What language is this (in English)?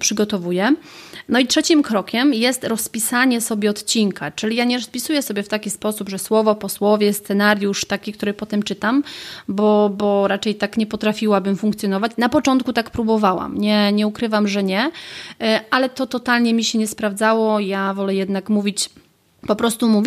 Polish